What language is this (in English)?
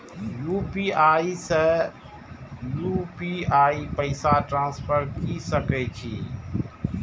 Maithili